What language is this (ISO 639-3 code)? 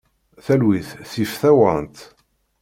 kab